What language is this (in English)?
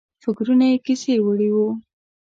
Pashto